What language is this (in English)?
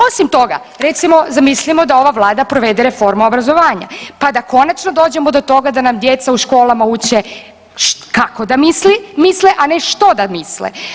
Croatian